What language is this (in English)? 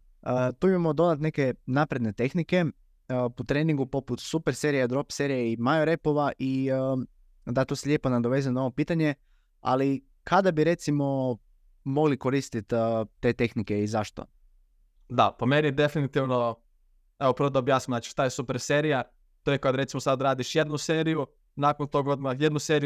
Croatian